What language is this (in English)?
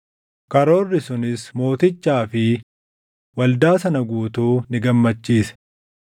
Oromo